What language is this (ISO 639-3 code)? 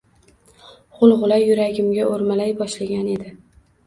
uzb